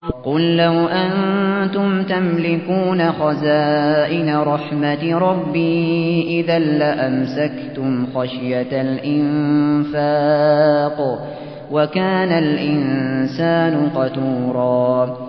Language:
Arabic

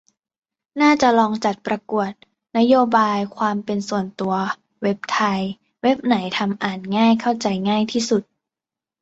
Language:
Thai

